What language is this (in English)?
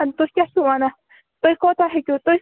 Kashmiri